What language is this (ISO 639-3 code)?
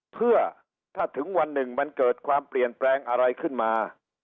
tha